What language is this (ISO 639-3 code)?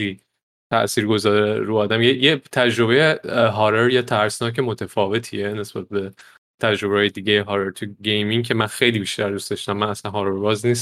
fas